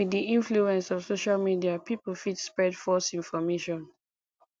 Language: Nigerian Pidgin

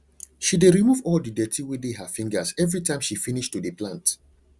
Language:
Nigerian Pidgin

